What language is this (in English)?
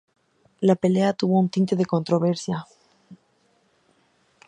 Spanish